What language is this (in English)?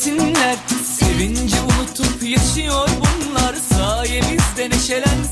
Arabic